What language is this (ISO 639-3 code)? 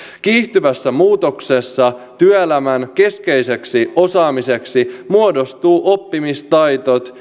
fin